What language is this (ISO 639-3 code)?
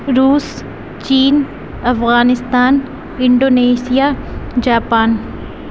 urd